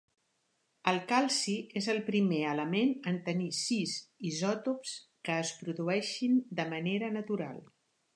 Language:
Catalan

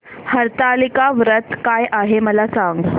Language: Marathi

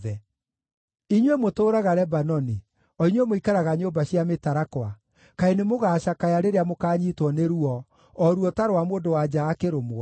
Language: Kikuyu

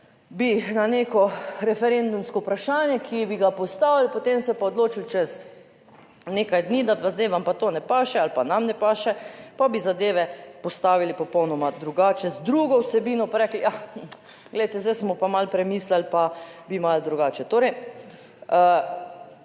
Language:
Slovenian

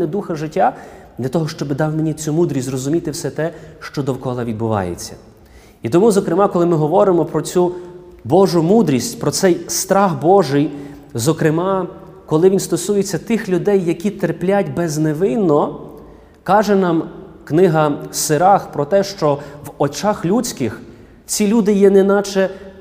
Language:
Ukrainian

